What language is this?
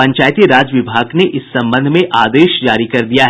Hindi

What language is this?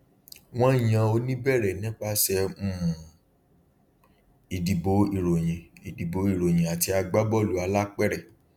Yoruba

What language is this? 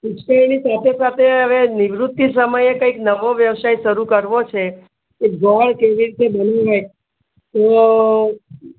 Gujarati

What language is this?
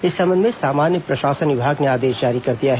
Hindi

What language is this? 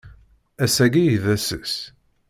Kabyle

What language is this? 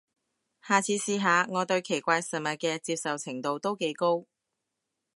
Cantonese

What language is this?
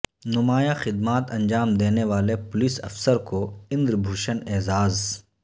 Urdu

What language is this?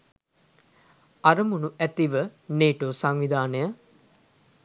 Sinhala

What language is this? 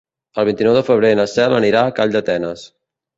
Catalan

